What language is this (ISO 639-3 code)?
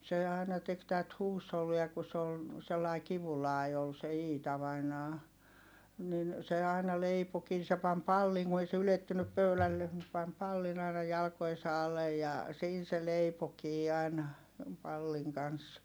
fin